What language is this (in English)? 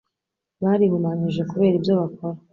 Kinyarwanda